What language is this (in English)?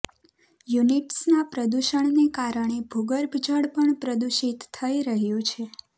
Gujarati